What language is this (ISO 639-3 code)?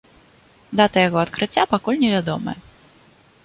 bel